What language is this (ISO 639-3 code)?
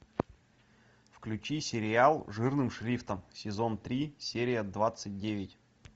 rus